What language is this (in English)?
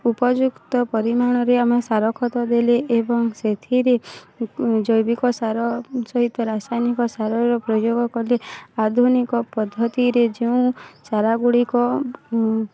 Odia